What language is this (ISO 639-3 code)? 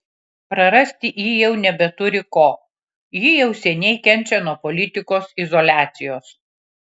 lit